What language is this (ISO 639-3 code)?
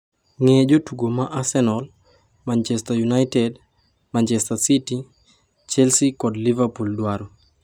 luo